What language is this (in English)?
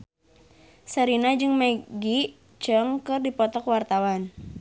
Sundanese